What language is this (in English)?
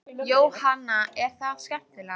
Icelandic